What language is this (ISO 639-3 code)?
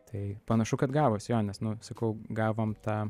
lit